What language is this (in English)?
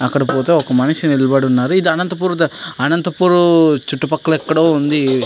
Telugu